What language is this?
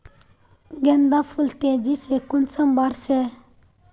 Magahi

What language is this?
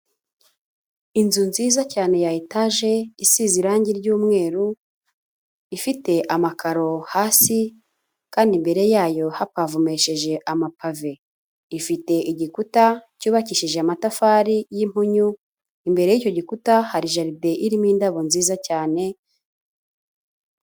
Kinyarwanda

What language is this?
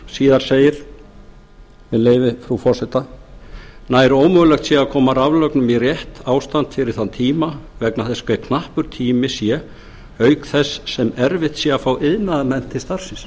Icelandic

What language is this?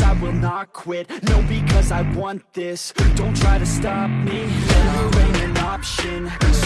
Indonesian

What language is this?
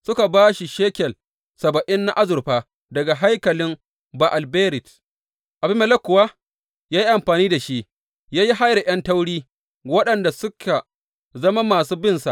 Hausa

